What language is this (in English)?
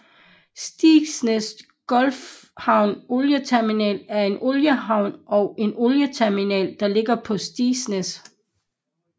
Danish